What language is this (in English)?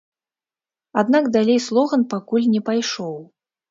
Belarusian